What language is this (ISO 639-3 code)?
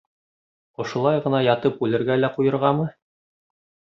bak